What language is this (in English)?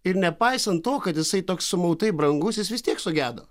Lithuanian